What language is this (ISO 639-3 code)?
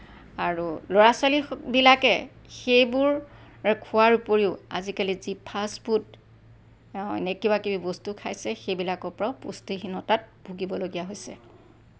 asm